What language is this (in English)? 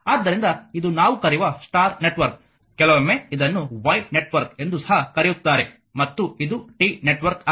Kannada